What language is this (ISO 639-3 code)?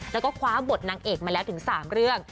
tha